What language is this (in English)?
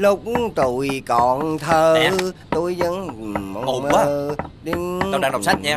Vietnamese